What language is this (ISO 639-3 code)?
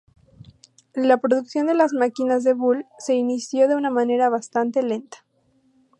spa